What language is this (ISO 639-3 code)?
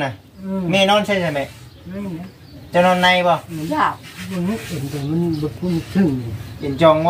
tha